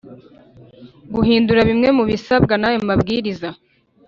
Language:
Kinyarwanda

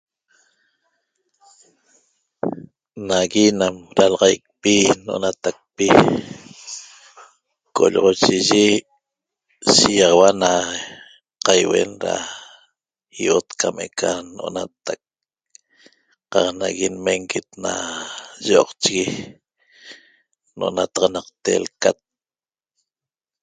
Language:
Toba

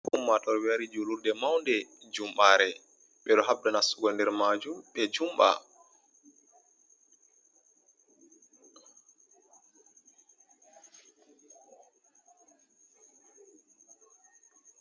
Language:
Fula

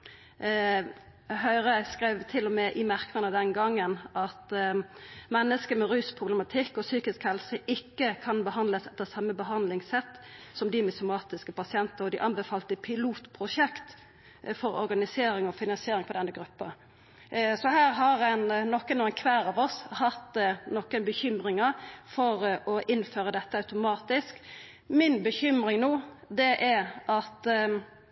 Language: Norwegian Nynorsk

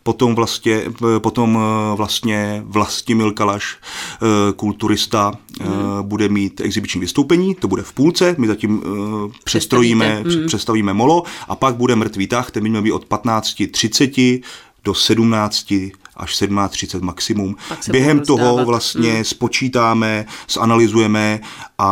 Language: Czech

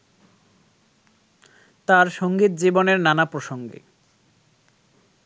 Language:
Bangla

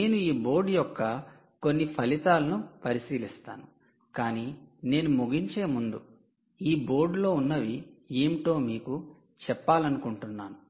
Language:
Telugu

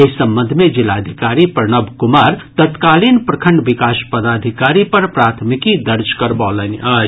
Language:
Maithili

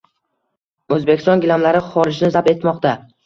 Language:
Uzbek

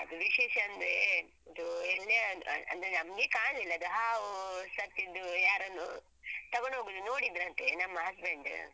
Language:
Kannada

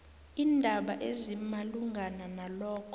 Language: South Ndebele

